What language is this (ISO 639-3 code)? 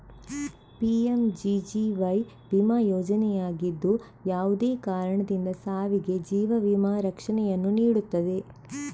kan